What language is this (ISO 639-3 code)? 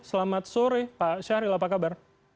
ind